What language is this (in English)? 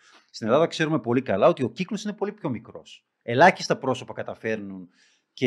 Greek